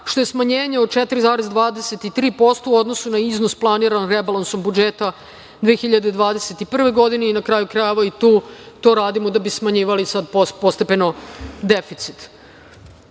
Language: Serbian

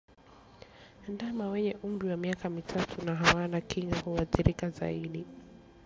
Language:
Swahili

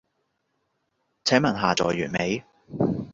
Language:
Cantonese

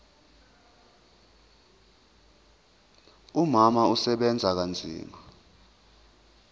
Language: Zulu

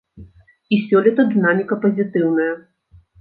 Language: Belarusian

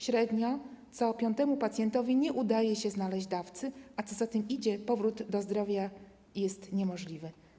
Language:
Polish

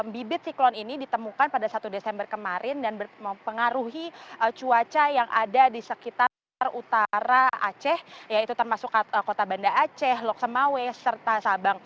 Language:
Indonesian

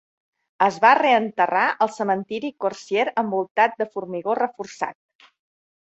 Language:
Catalan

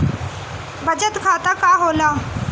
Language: Bhojpuri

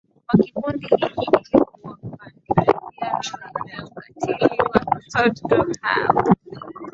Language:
Swahili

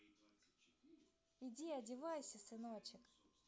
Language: Russian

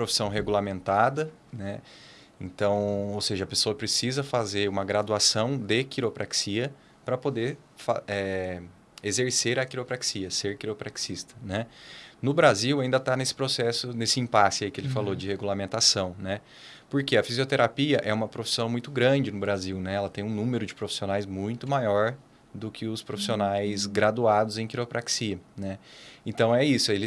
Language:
Portuguese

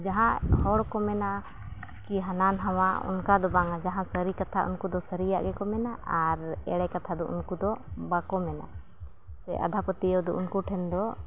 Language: Santali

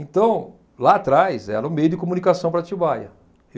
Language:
Portuguese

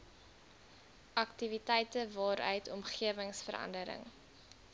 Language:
Afrikaans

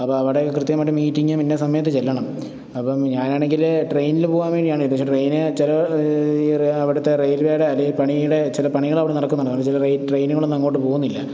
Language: Malayalam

